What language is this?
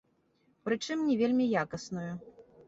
Belarusian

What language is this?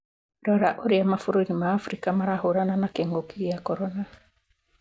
Kikuyu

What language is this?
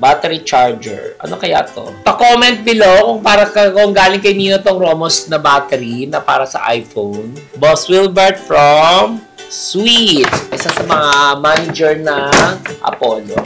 Filipino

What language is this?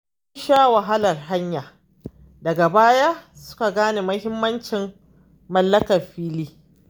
Hausa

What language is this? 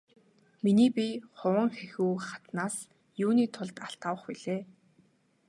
Mongolian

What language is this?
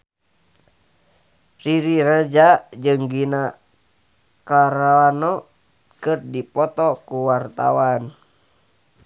Sundanese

